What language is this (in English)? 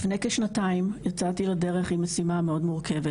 Hebrew